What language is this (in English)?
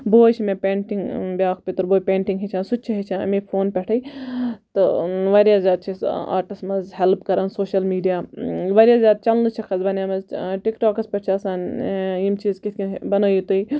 Kashmiri